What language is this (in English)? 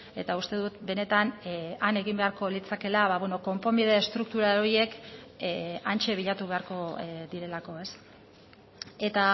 Basque